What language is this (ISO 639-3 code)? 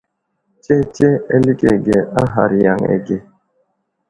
udl